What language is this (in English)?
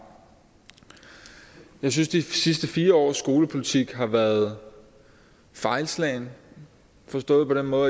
Danish